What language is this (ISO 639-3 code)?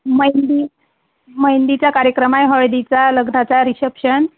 mar